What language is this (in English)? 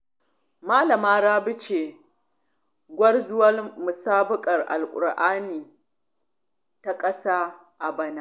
Hausa